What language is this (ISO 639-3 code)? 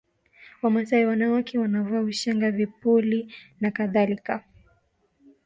swa